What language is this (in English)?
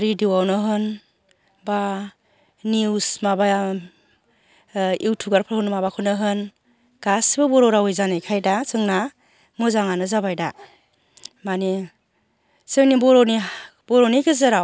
Bodo